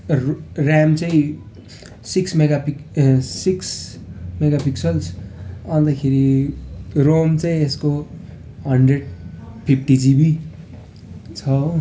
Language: Nepali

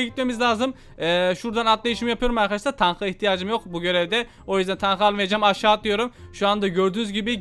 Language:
Turkish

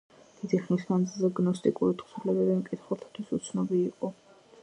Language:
Georgian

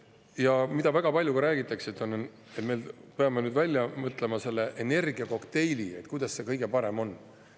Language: Estonian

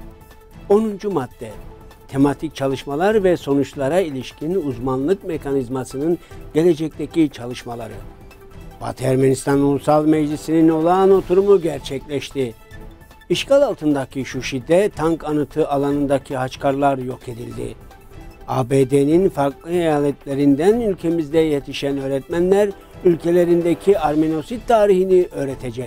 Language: Turkish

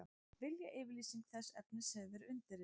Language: Icelandic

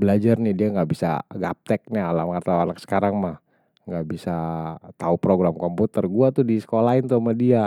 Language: Betawi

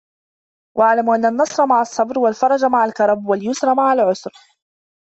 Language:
Arabic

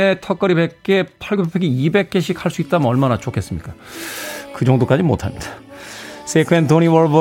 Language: Korean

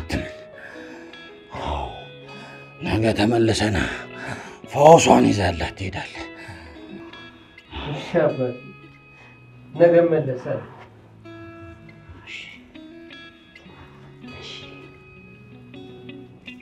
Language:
Arabic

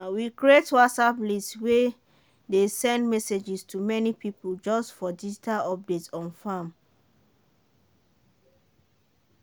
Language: Nigerian Pidgin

